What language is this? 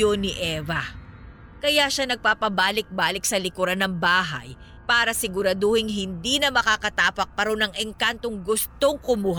Filipino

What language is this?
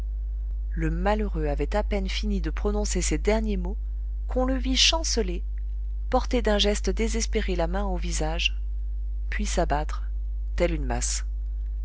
French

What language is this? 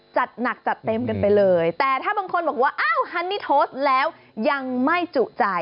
Thai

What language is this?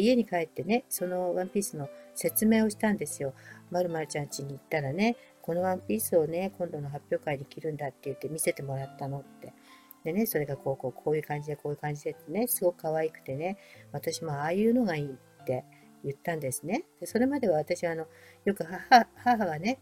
Japanese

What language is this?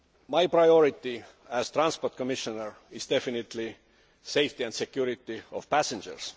English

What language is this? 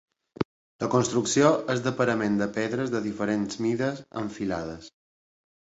Catalan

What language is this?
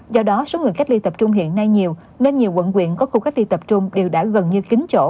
Vietnamese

